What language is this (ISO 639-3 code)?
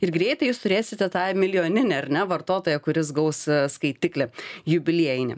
lit